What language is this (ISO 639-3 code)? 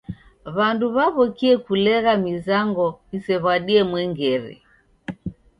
dav